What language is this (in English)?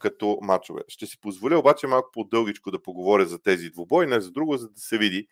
Bulgarian